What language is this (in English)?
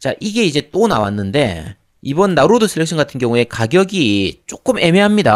Korean